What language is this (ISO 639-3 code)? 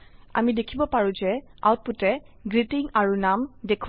asm